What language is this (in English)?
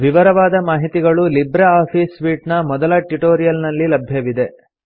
Kannada